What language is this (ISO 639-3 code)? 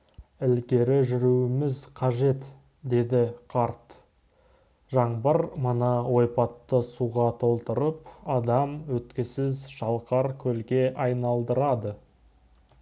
kaz